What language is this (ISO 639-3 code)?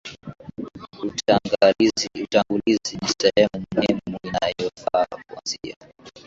swa